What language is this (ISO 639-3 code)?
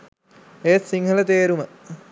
sin